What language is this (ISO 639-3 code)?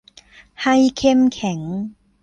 tha